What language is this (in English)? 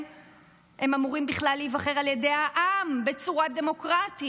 Hebrew